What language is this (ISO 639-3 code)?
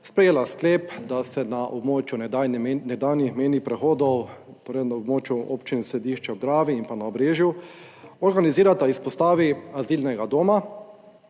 slv